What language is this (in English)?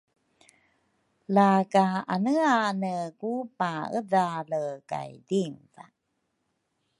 Rukai